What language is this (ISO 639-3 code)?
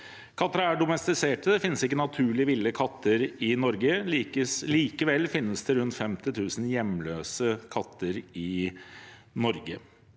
nor